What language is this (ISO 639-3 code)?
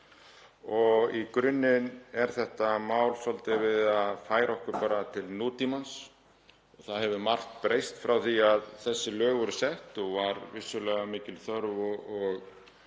isl